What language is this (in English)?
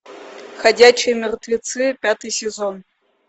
Russian